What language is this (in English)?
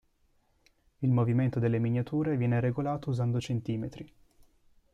Italian